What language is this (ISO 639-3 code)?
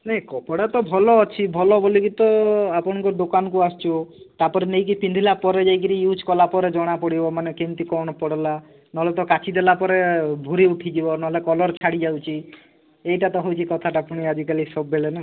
ori